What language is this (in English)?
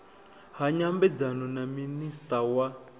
Venda